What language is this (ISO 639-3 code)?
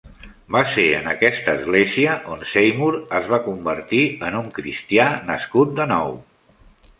cat